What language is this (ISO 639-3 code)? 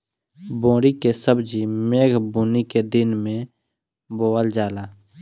bho